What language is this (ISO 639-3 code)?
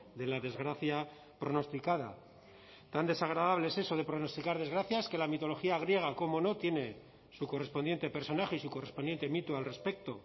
spa